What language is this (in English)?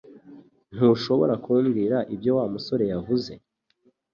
Kinyarwanda